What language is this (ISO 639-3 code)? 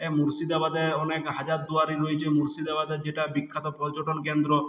ben